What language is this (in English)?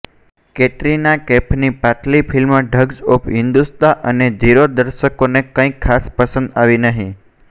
Gujarati